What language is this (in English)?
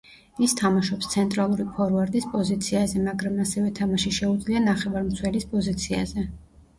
Georgian